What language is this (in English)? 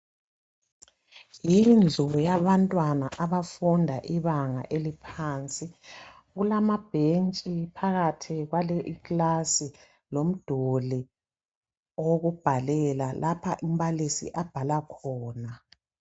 North Ndebele